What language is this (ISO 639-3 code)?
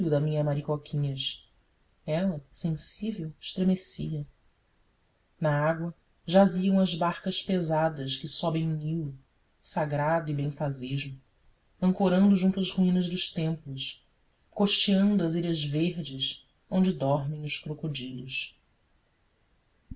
por